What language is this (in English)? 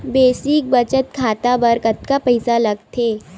Chhattisgarhi